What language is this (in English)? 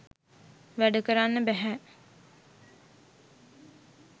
Sinhala